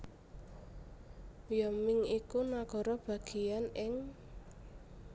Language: Javanese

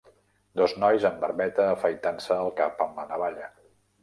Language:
Catalan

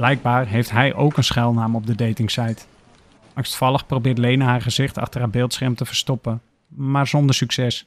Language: Dutch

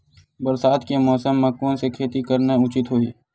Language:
Chhattisgarhi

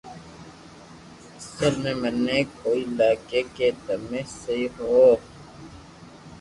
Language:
Loarki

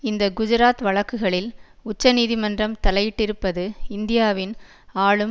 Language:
Tamil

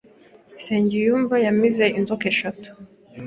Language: Kinyarwanda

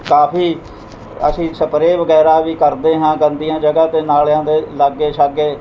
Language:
Punjabi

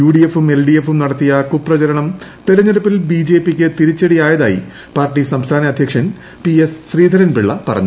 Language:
Malayalam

